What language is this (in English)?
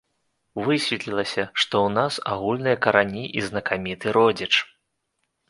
Belarusian